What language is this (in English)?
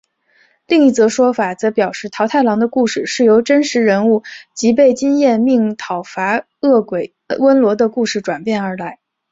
Chinese